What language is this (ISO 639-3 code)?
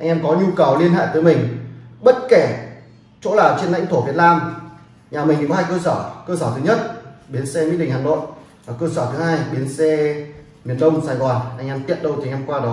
vie